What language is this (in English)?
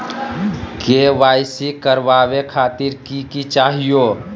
Magahi